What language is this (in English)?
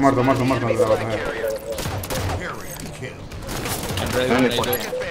Spanish